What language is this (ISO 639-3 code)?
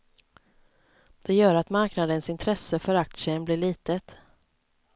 swe